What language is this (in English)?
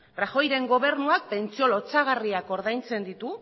Basque